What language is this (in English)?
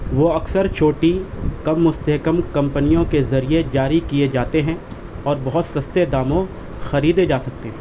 Urdu